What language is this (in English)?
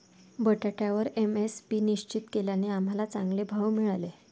Marathi